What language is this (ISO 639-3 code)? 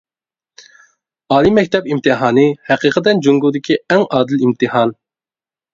uig